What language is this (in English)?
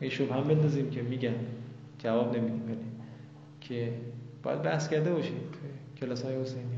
Persian